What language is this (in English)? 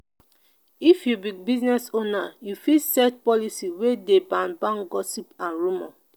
Nigerian Pidgin